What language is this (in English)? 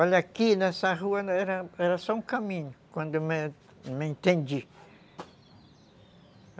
Portuguese